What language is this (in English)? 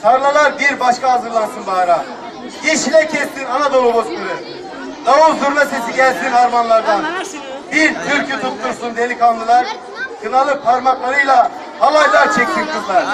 Turkish